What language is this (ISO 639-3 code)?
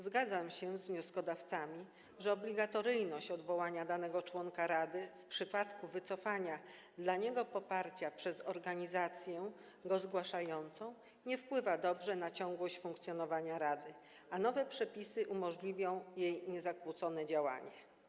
pol